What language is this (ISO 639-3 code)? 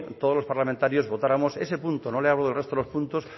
spa